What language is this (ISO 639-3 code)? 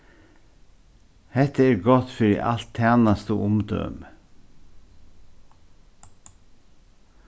fao